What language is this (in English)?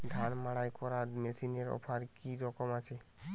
Bangla